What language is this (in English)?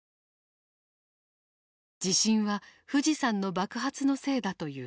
Japanese